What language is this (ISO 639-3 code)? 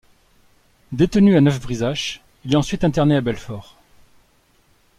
fra